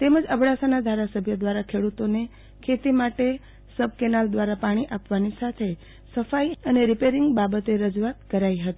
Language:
Gujarati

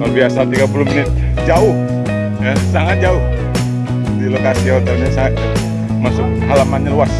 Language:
Indonesian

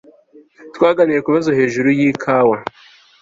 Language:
Kinyarwanda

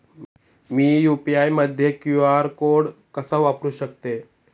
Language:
Marathi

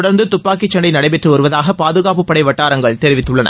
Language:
Tamil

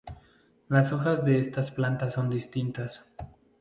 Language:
Spanish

